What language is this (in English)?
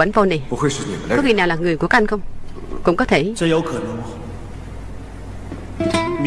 Vietnamese